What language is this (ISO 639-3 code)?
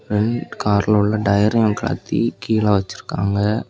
tam